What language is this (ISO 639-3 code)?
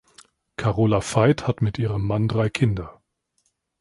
deu